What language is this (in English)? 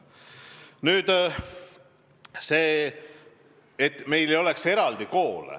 Estonian